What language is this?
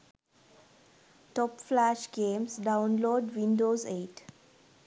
Sinhala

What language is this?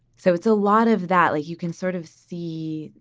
English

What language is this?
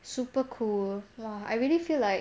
English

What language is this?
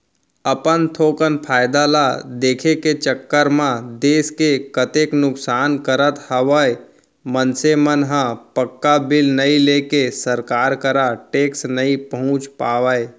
Chhattisgarhi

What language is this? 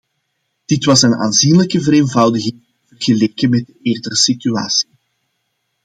Dutch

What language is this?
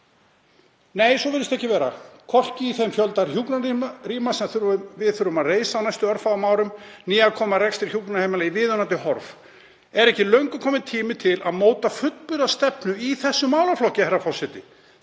Icelandic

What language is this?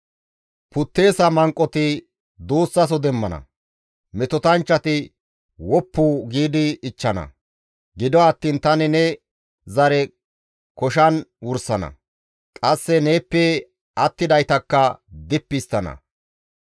Gamo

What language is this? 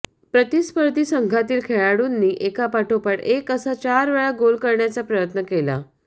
Marathi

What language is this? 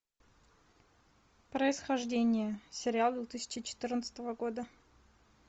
Russian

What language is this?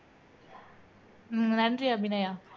Tamil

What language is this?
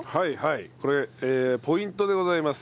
Japanese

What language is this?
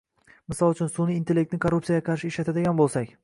Uzbek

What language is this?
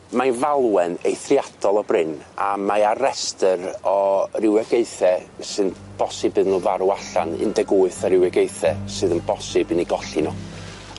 Welsh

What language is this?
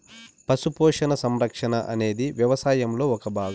Telugu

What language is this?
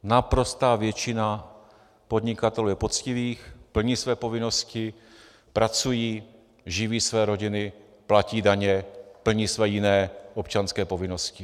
Czech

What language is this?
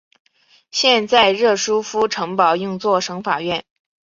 Chinese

